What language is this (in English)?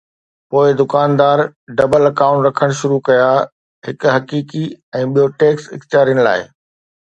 Sindhi